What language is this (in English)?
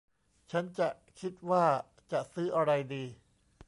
Thai